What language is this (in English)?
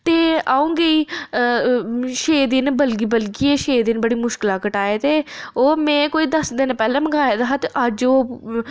Dogri